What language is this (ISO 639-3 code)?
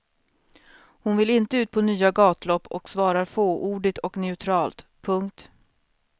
swe